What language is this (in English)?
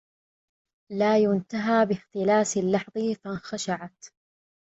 Arabic